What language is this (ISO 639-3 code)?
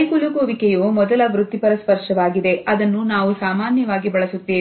kan